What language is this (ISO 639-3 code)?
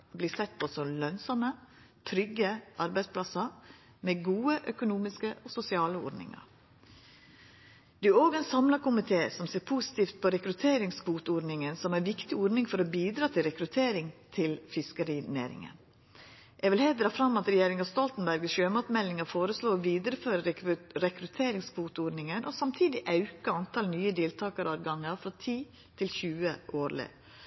nno